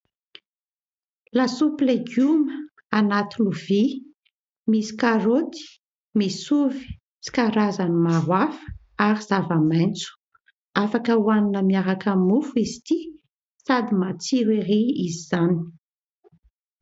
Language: Malagasy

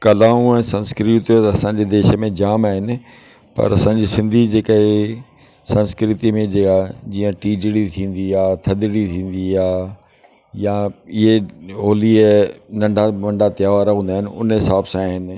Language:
Sindhi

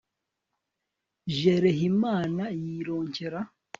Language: Kinyarwanda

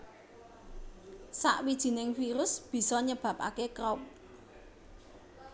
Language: Javanese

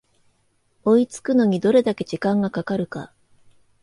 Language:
Japanese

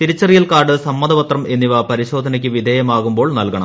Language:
Malayalam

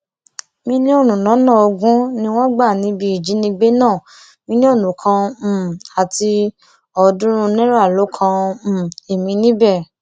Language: Yoruba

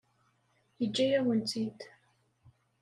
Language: Kabyle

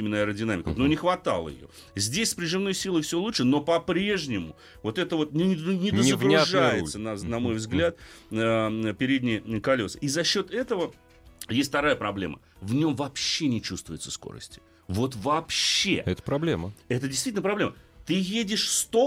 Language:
Russian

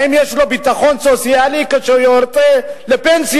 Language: Hebrew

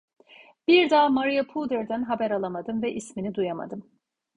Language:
Turkish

